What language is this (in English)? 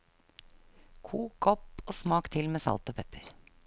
Norwegian